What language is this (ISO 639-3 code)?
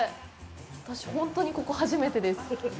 jpn